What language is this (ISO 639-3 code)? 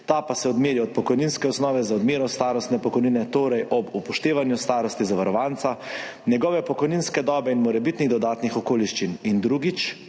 slv